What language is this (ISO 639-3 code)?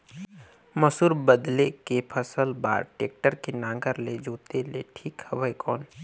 hne